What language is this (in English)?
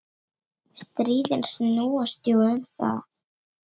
Icelandic